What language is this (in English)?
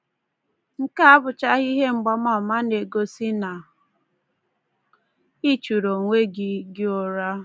Igbo